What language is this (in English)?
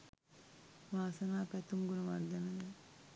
Sinhala